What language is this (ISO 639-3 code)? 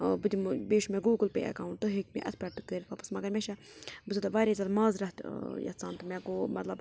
kas